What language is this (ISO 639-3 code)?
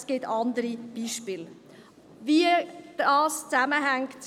gsw